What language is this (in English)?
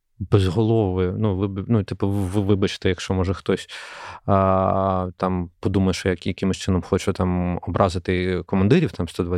Ukrainian